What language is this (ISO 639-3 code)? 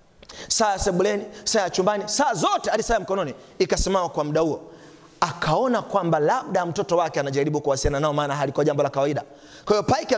swa